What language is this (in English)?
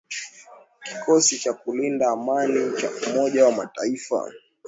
Swahili